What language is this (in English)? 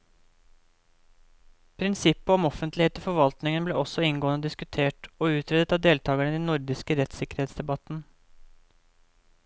Norwegian